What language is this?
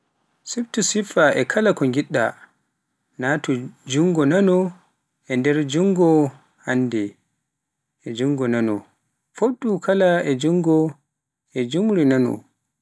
Pular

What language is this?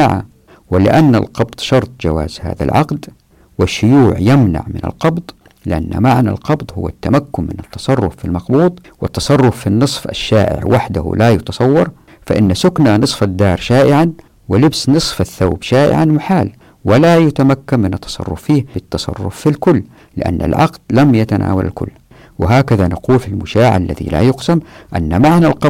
Arabic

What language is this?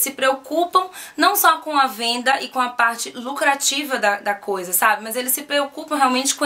Portuguese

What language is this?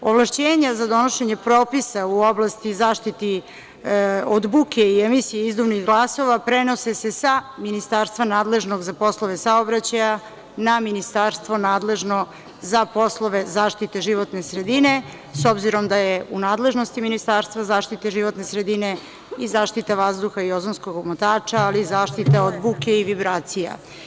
Serbian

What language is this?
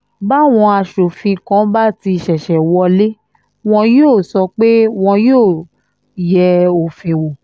Yoruba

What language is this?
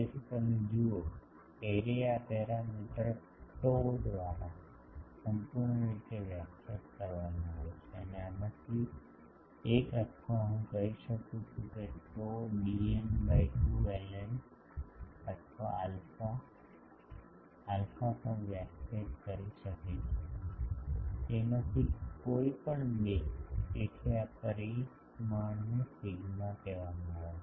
Gujarati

